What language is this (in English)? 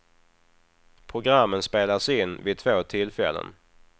Swedish